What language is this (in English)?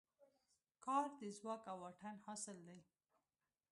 Pashto